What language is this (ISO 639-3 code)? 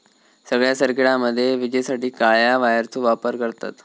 mar